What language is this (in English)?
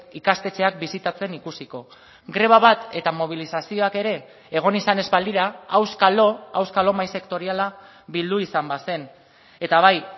Basque